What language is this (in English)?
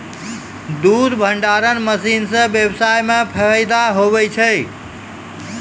Maithili